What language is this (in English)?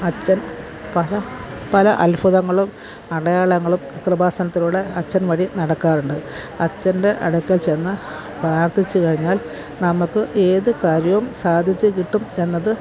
Malayalam